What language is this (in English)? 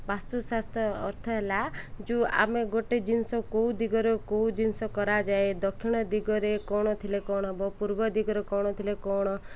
Odia